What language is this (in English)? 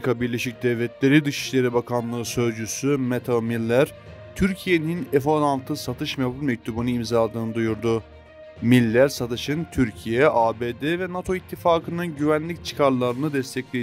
Turkish